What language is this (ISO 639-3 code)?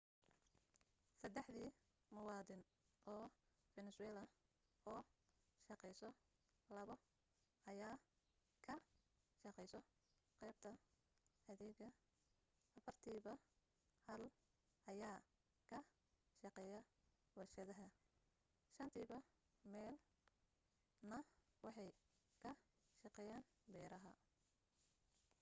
som